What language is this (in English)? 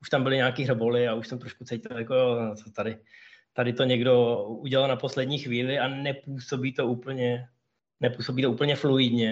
Czech